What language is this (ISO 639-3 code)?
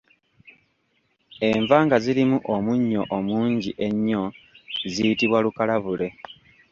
lug